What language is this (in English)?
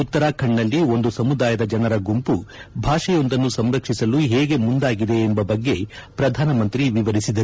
Kannada